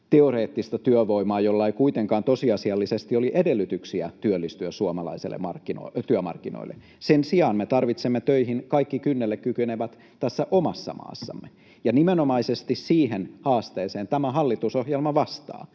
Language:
Finnish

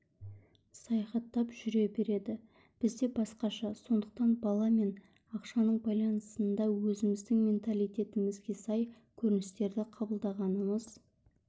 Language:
Kazakh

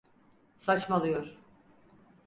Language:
Turkish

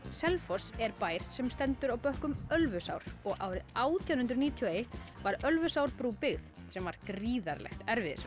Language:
Icelandic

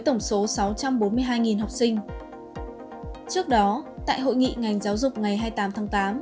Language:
Vietnamese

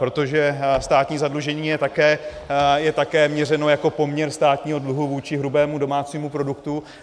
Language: Czech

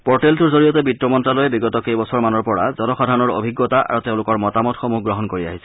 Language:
Assamese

